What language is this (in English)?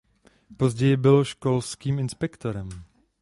Czech